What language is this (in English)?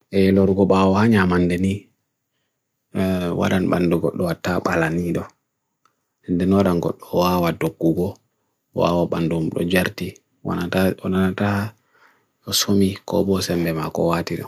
Bagirmi Fulfulde